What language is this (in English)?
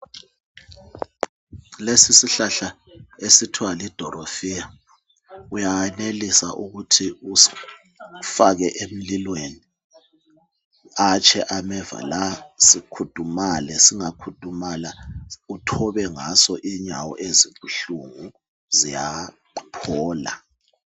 North Ndebele